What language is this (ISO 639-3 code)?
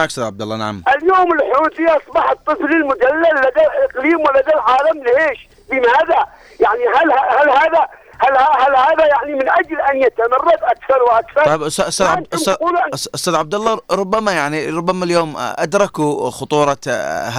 ara